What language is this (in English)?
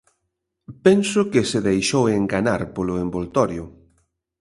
Galician